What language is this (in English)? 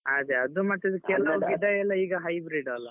Kannada